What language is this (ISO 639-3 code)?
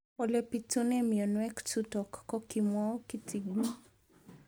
kln